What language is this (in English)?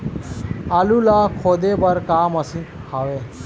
Chhattisgarhi